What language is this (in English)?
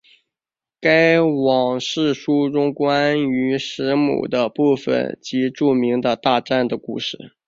Chinese